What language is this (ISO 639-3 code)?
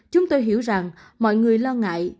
vie